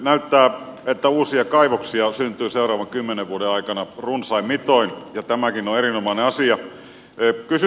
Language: Finnish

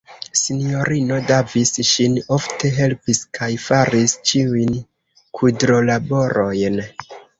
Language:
Esperanto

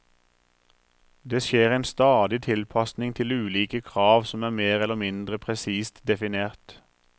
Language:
Norwegian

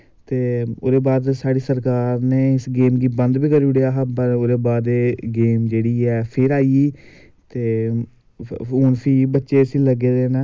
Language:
Dogri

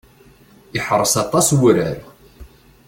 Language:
Kabyle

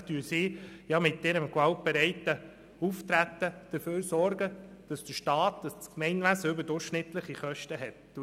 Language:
Swiss German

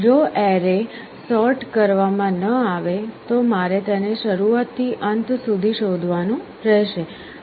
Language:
Gujarati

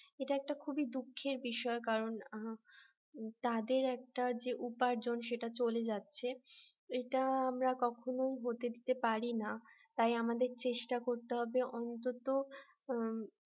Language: Bangla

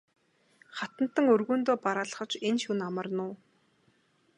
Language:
Mongolian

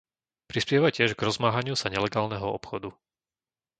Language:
Slovak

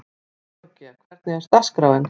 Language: Icelandic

